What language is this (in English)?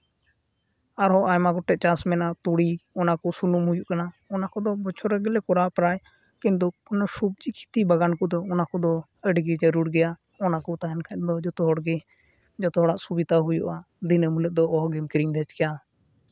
Santali